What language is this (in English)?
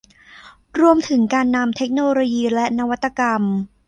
Thai